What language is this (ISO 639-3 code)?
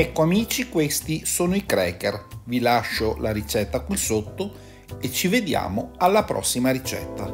ita